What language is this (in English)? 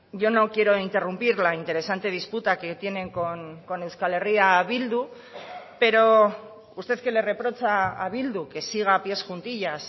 Spanish